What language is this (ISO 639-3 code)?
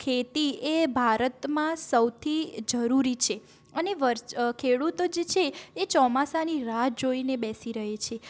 guj